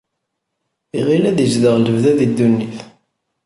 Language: Kabyle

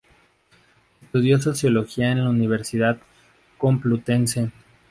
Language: Spanish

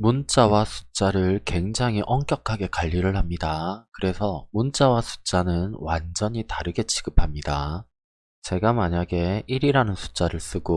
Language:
Korean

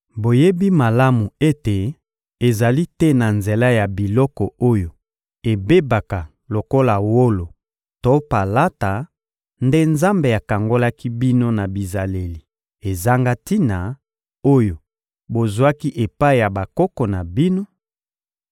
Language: Lingala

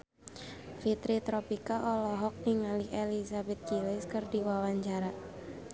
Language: Sundanese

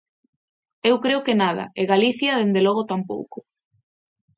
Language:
Galician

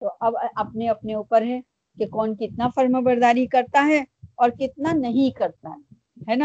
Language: Urdu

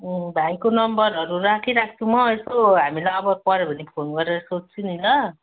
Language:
Nepali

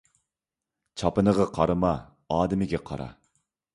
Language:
Uyghur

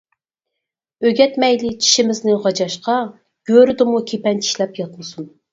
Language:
Uyghur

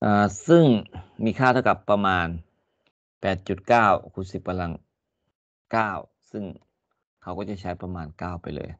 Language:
Thai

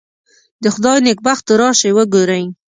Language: Pashto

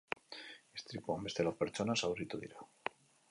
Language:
Basque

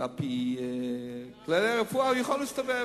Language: Hebrew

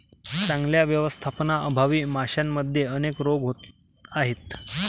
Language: Marathi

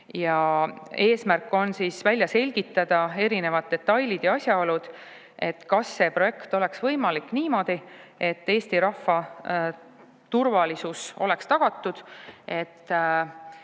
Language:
Estonian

